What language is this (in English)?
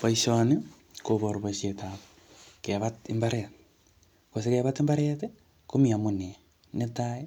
Kalenjin